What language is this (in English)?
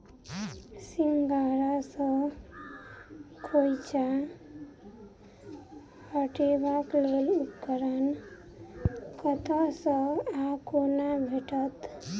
Maithili